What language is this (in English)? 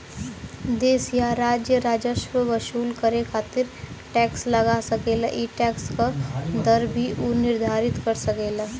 Bhojpuri